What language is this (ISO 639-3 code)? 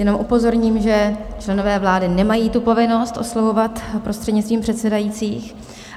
ces